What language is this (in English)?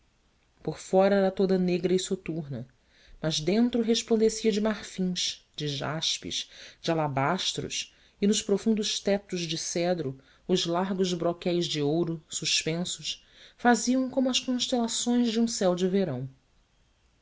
Portuguese